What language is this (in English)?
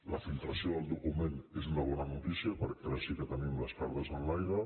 Catalan